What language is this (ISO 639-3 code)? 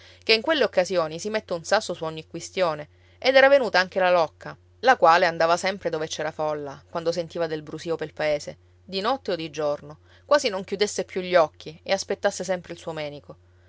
ita